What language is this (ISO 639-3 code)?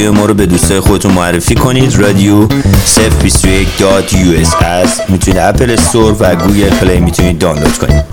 fas